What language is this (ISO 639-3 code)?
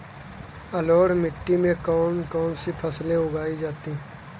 hin